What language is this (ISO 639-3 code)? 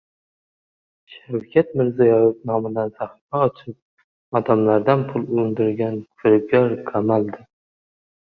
uzb